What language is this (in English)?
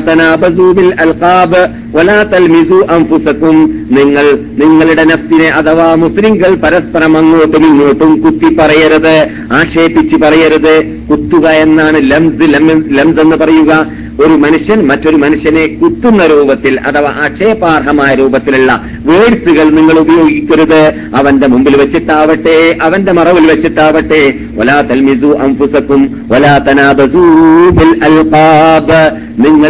Malayalam